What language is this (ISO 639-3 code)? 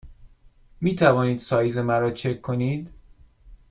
fas